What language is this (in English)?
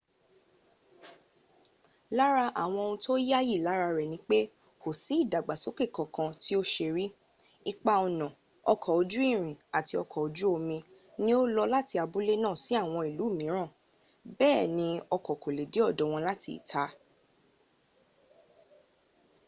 Yoruba